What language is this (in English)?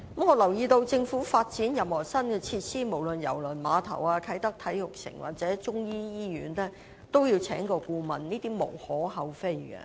Cantonese